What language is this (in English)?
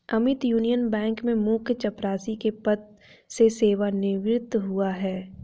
Hindi